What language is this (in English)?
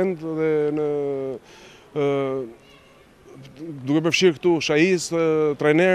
Romanian